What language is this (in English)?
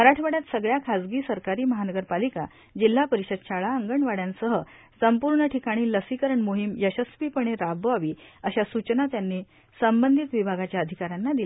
Marathi